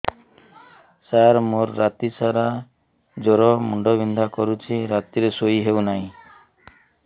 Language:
Odia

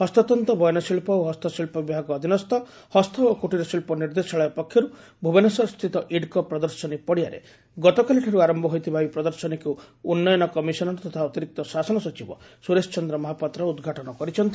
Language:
Odia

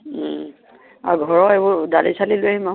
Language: Assamese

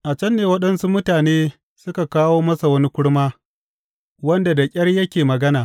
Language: Hausa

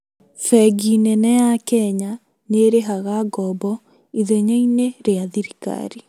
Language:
Kikuyu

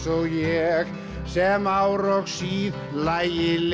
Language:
Icelandic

